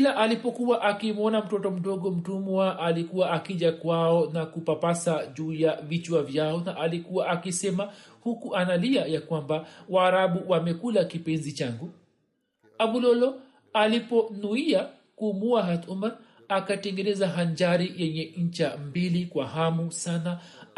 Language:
Swahili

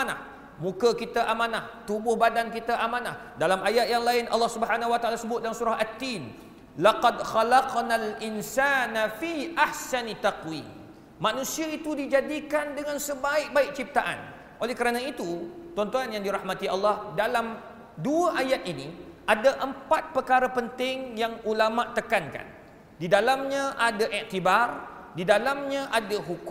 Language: Malay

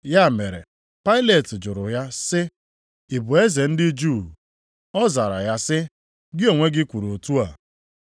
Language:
Igbo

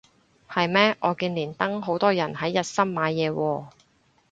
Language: Cantonese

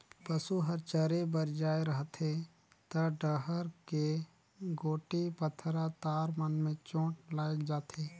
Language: Chhattisgarhi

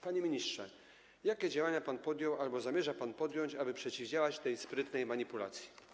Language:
Polish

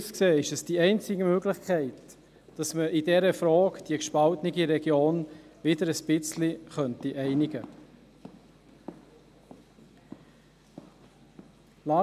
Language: Swiss German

